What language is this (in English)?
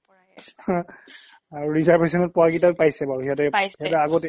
Assamese